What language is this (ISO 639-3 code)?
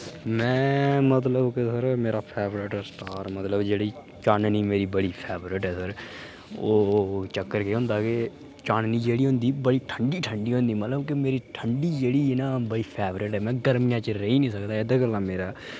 doi